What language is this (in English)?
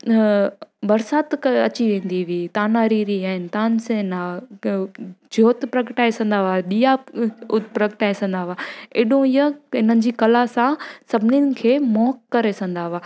Sindhi